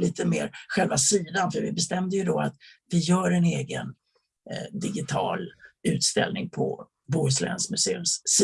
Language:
Swedish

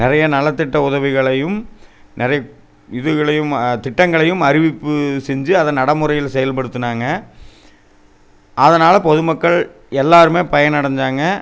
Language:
Tamil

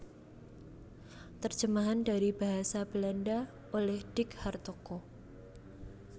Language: Javanese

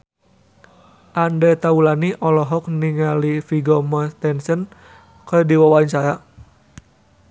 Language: Sundanese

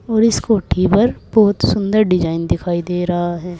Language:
Hindi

